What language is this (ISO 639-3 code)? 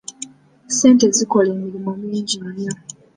lug